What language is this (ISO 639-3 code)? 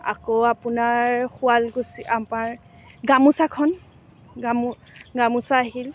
asm